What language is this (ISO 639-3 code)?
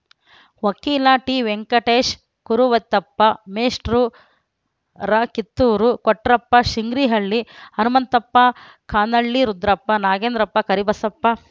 kan